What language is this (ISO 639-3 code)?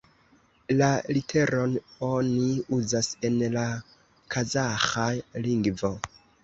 epo